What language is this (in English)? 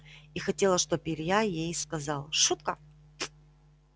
Russian